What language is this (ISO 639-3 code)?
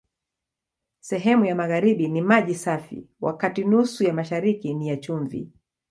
swa